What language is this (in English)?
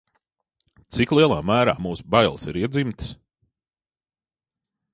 Latvian